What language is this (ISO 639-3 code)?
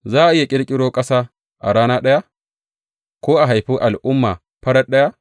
hau